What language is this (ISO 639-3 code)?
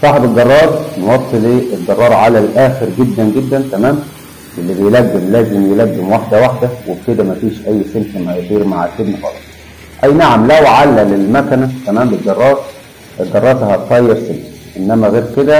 ara